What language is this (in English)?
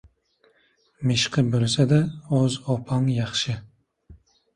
Uzbek